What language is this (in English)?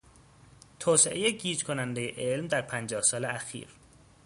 Persian